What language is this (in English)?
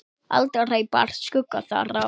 Icelandic